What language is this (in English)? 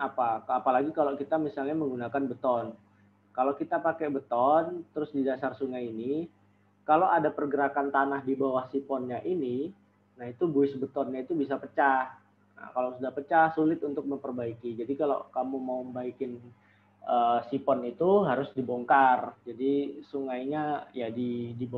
Indonesian